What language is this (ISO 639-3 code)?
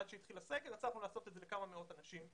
heb